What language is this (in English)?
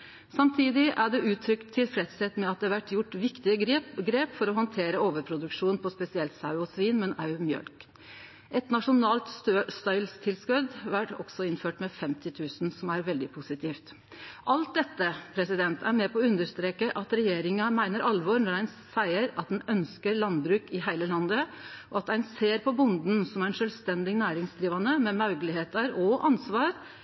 Norwegian Nynorsk